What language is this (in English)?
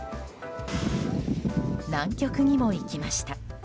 Japanese